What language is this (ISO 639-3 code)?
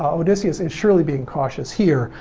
eng